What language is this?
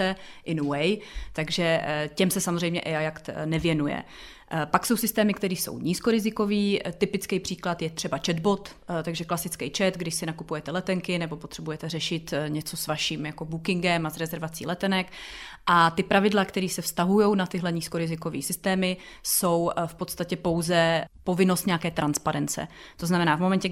Czech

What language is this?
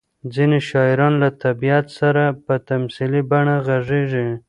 Pashto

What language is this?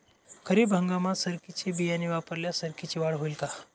Marathi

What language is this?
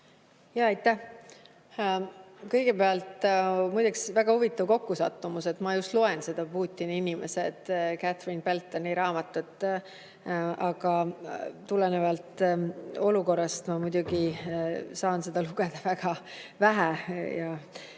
Estonian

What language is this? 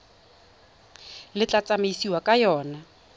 Tswana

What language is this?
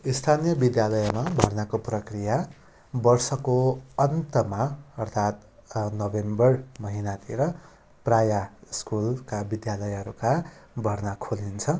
Nepali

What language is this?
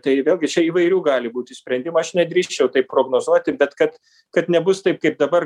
Lithuanian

